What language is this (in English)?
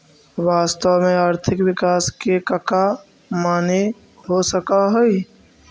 Magahi